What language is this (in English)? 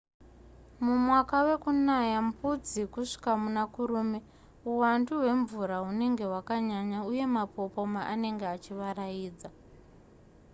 Shona